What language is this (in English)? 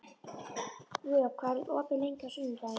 Icelandic